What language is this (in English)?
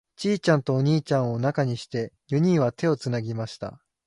Japanese